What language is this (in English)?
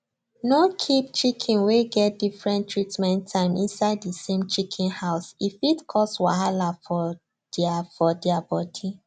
Nigerian Pidgin